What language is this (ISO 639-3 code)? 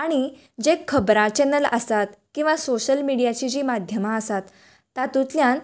kok